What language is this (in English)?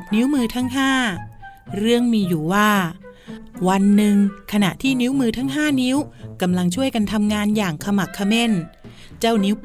Thai